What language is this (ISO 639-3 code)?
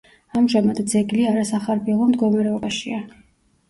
kat